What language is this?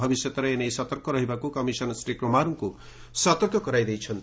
Odia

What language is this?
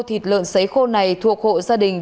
Vietnamese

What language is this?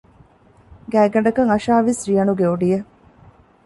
Divehi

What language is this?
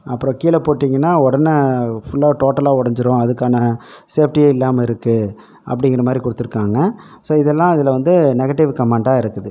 Tamil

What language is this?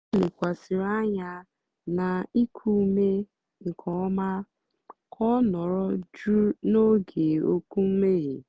Igbo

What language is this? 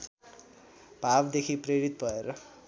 Nepali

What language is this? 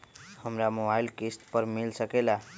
Magahi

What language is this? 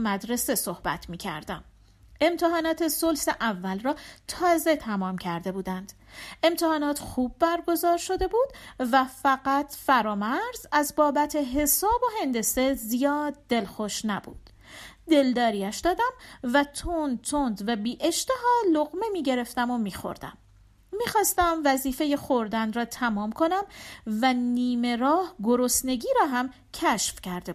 Persian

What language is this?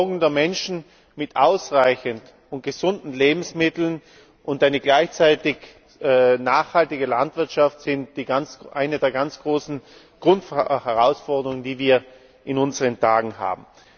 German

